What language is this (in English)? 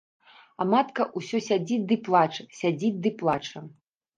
Belarusian